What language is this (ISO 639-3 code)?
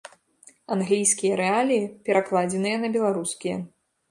bel